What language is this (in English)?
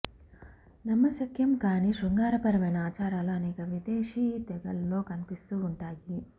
Telugu